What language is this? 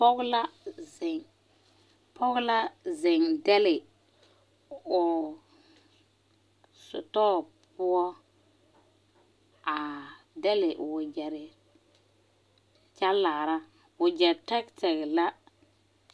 Southern Dagaare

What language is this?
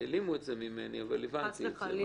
Hebrew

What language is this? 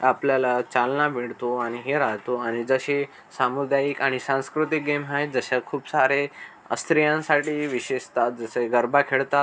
Marathi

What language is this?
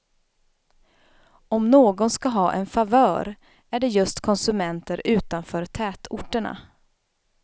Swedish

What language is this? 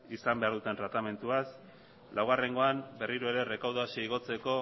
Basque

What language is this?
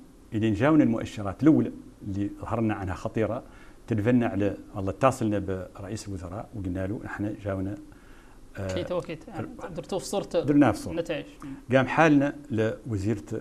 Arabic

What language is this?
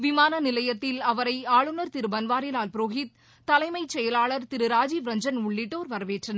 Tamil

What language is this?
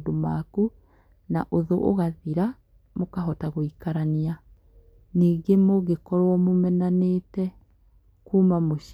Kikuyu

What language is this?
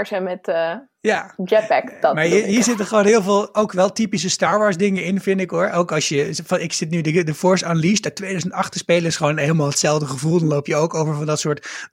Dutch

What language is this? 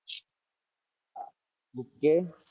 Gujarati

